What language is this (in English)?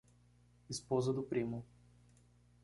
Portuguese